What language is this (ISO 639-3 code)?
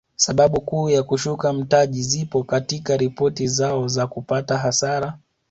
swa